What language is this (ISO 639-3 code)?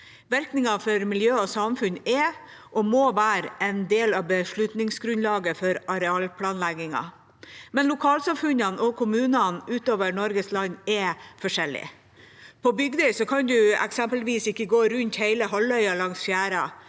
nor